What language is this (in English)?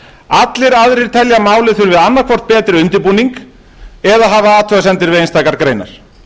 Icelandic